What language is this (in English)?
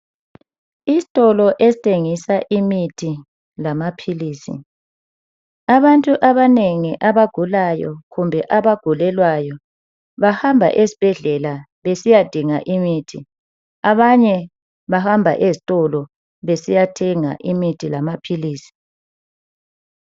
North Ndebele